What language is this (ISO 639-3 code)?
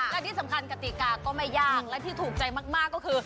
tha